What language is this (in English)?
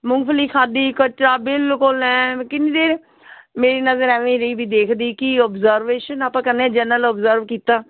Punjabi